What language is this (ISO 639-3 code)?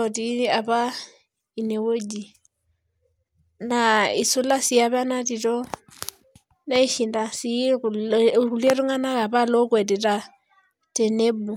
mas